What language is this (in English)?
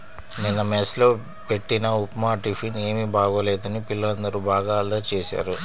Telugu